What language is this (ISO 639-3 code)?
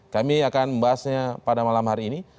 ind